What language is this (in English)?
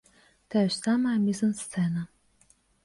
Belarusian